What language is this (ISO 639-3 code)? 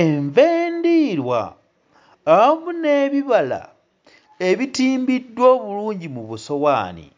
lug